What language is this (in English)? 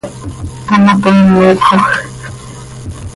Seri